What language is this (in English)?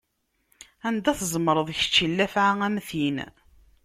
Kabyle